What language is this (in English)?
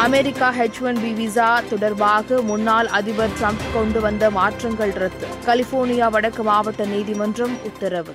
Tamil